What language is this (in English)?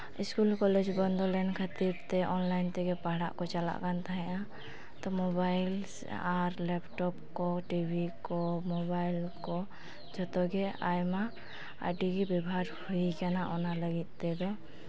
Santali